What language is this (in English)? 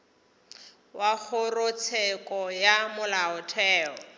Northern Sotho